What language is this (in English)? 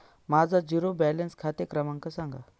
Marathi